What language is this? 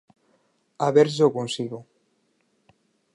Galician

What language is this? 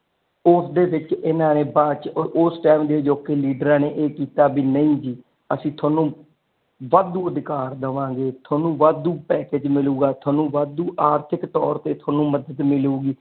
Punjabi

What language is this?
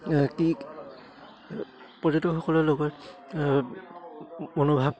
Assamese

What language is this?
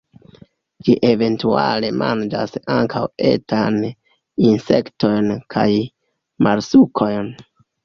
Esperanto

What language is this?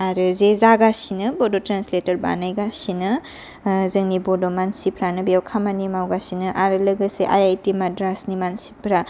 Bodo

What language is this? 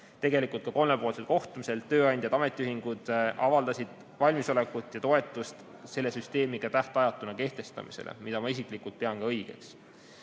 Estonian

